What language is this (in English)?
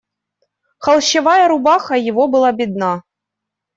Russian